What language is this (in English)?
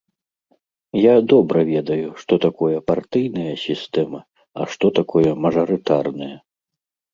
Belarusian